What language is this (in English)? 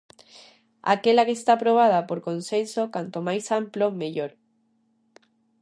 Galician